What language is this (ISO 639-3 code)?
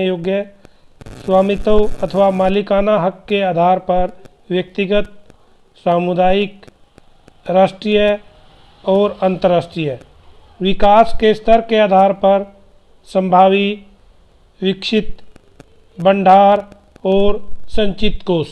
hin